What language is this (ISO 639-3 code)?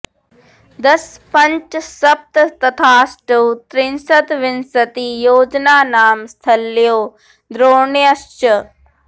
san